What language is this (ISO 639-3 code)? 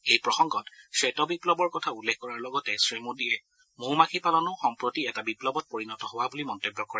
asm